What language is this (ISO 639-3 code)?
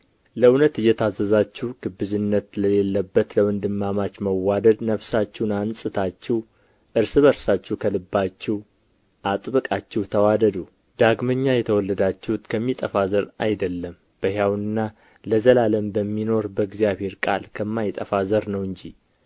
amh